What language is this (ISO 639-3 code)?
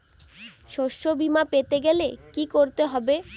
ben